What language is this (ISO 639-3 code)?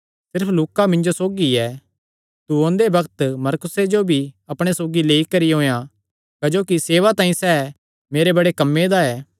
xnr